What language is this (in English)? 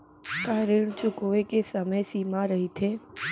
Chhattisgarhi